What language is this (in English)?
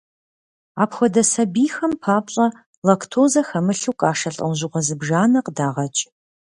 Kabardian